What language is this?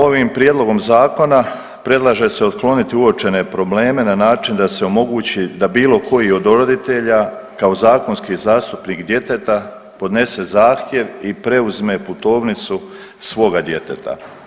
Croatian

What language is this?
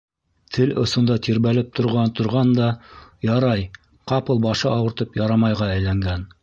Bashkir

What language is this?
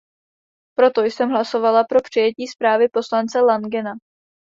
Czech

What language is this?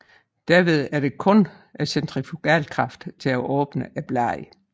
Danish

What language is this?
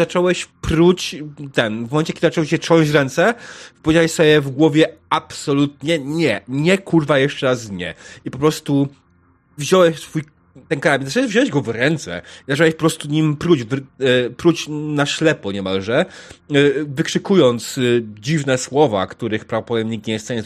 Polish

